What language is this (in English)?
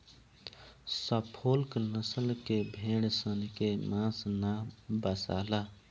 Bhojpuri